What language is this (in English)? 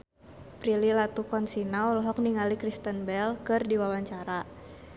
Sundanese